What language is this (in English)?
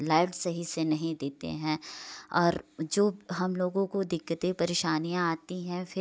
Hindi